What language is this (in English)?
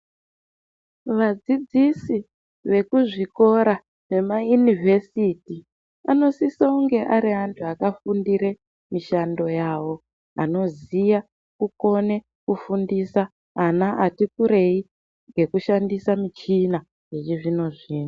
Ndau